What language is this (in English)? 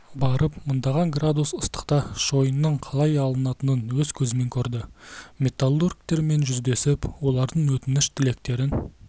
Kazakh